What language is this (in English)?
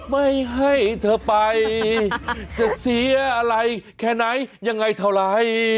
Thai